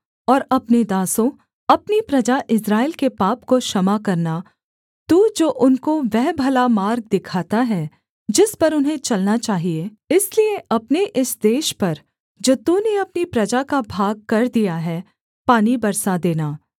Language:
Hindi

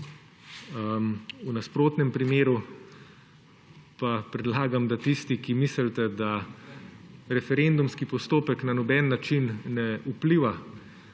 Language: Slovenian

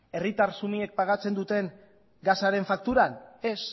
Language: Basque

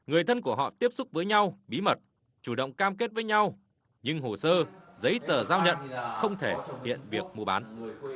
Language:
Vietnamese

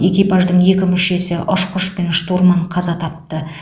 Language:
Kazakh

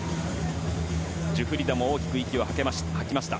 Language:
Japanese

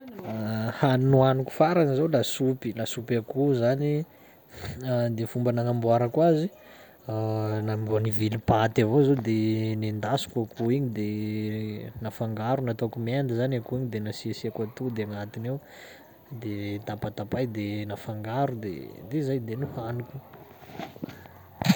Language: Sakalava Malagasy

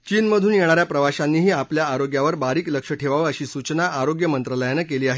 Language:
Marathi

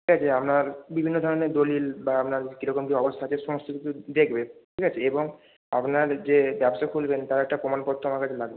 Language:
Bangla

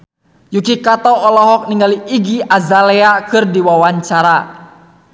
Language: Sundanese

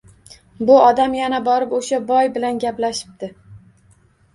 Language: Uzbek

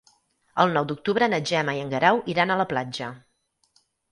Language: Catalan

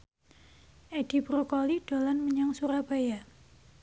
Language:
Javanese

